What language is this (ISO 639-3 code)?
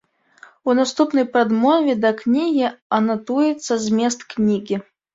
bel